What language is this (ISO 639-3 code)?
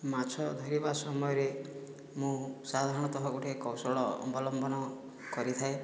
ori